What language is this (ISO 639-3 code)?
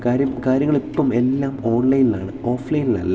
mal